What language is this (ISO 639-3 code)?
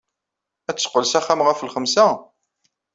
kab